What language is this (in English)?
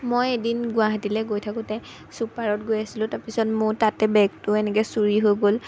Assamese